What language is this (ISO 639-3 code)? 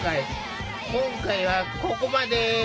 jpn